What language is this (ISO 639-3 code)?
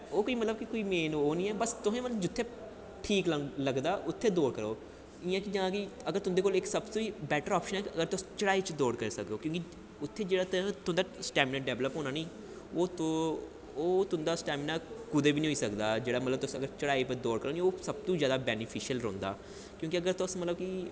doi